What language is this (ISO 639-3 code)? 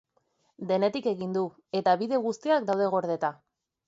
eus